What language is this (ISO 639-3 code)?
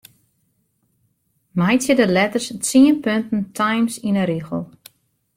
fry